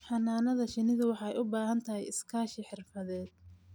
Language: Somali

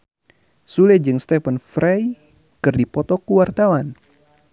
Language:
Sundanese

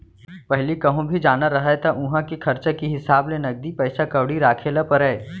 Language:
Chhattisgarhi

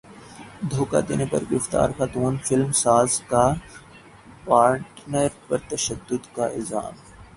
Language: Urdu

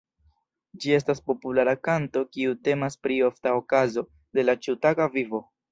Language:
Esperanto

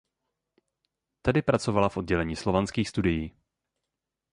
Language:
Czech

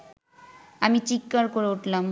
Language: Bangla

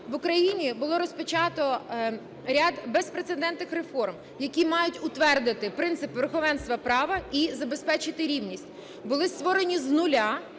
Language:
Ukrainian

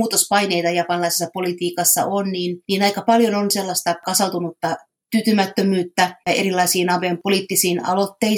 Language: Finnish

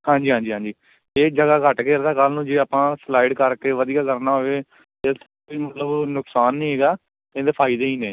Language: Punjabi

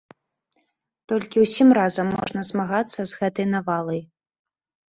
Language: Belarusian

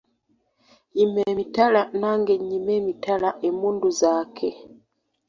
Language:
Ganda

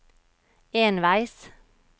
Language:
Norwegian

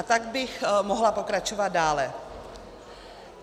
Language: Czech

